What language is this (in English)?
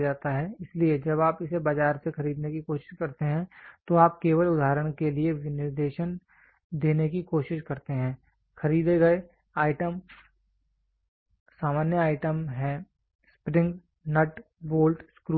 Hindi